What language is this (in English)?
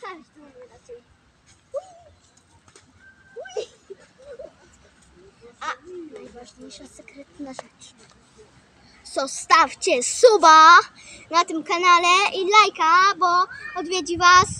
Polish